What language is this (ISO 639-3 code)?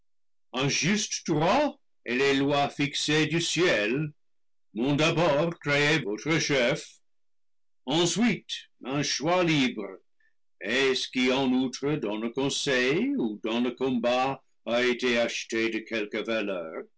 fra